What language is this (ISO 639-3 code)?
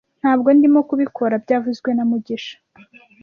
kin